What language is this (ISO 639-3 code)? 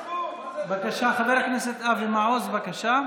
heb